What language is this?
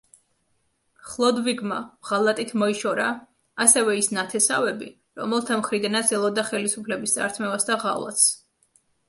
Georgian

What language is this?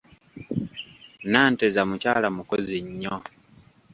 Ganda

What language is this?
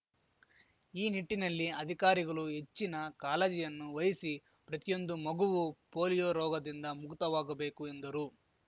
Kannada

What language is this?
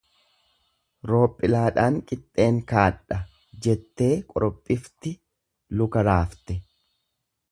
Oromo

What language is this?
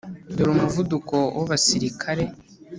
Kinyarwanda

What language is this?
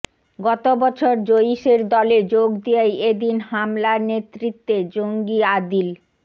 Bangla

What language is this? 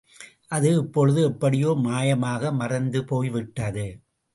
Tamil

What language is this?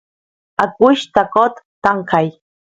Santiago del Estero Quichua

